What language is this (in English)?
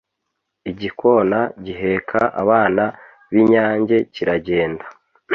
Kinyarwanda